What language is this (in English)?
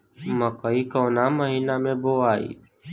Bhojpuri